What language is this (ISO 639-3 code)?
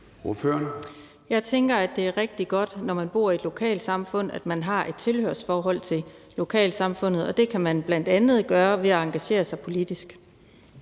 dan